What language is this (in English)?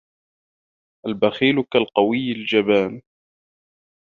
Arabic